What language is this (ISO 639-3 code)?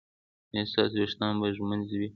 pus